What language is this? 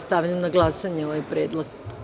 Serbian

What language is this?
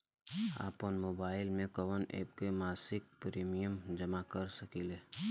Bhojpuri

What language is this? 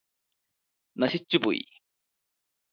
Malayalam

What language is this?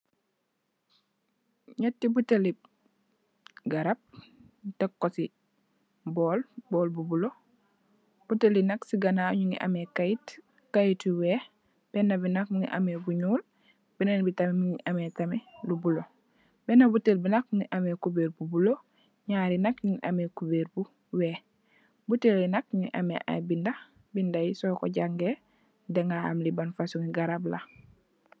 Wolof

